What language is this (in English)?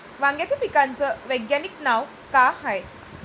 Marathi